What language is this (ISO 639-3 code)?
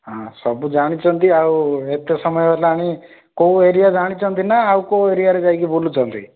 ori